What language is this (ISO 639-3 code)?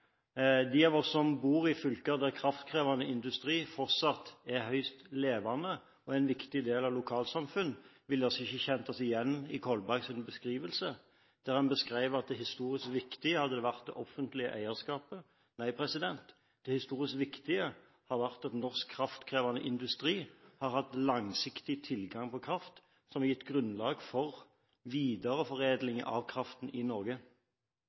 nob